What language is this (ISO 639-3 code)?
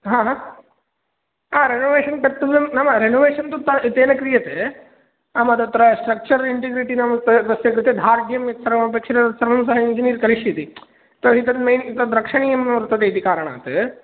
san